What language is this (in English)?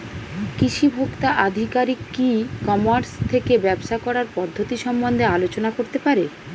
Bangla